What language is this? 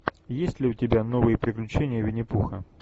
Russian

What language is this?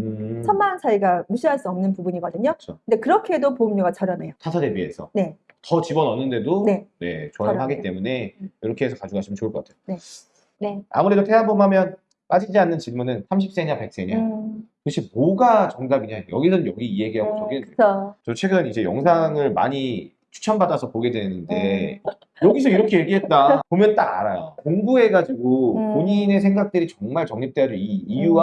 Korean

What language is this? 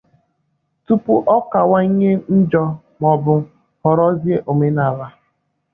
Igbo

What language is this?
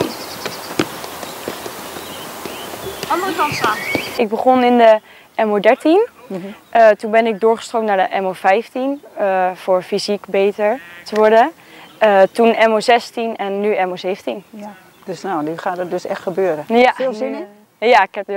Dutch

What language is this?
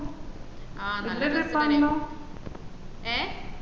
Malayalam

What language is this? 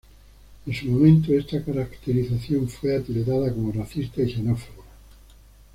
Spanish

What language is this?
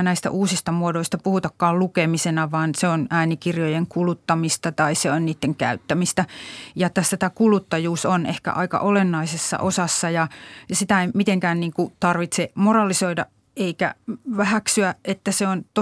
Finnish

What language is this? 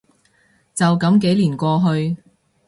Cantonese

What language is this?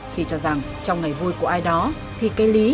Vietnamese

